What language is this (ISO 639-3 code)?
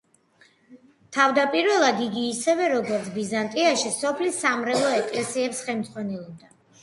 kat